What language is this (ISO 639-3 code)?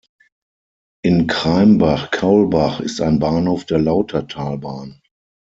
deu